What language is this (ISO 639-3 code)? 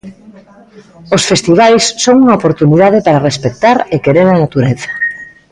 glg